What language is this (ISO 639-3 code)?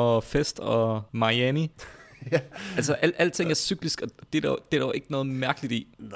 dan